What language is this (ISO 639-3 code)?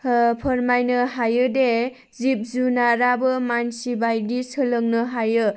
brx